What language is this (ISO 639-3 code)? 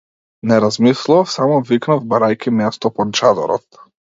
mkd